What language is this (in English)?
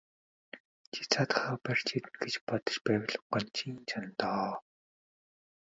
Mongolian